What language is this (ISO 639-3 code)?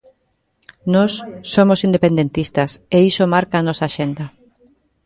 glg